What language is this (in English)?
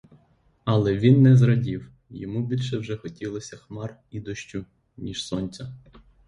Ukrainian